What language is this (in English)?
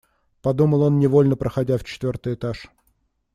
Russian